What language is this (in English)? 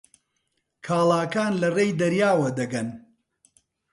Central Kurdish